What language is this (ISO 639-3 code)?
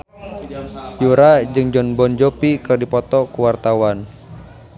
sun